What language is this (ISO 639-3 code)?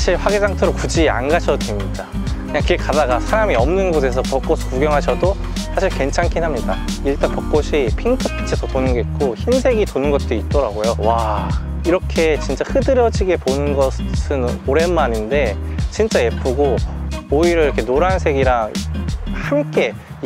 kor